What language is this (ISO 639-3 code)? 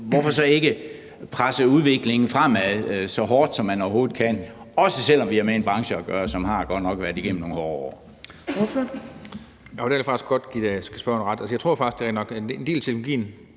dan